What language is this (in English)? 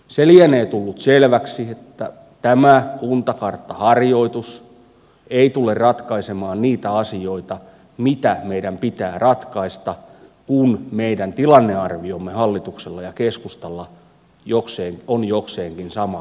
Finnish